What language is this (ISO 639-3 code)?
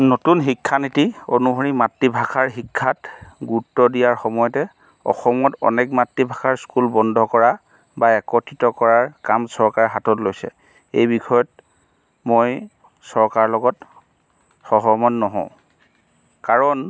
asm